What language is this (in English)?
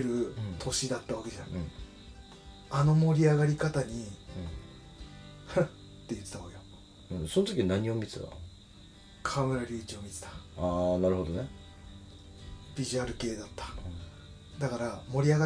Japanese